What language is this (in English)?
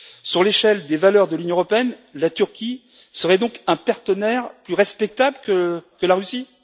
French